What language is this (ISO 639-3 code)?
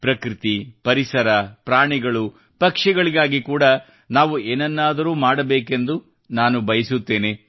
kan